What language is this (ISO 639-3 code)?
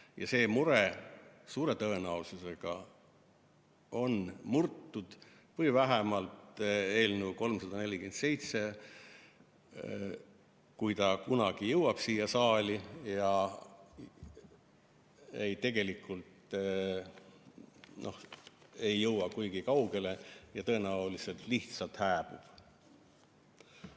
est